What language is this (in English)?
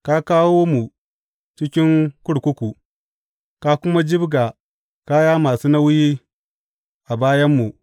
Hausa